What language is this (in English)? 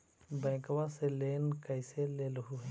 Magahi